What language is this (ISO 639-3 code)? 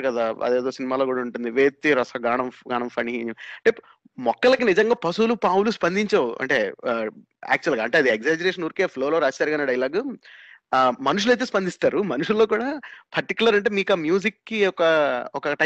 tel